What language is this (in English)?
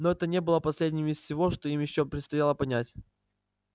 Russian